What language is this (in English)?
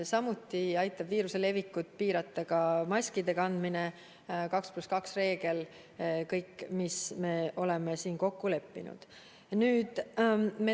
Estonian